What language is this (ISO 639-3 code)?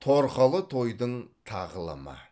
kaz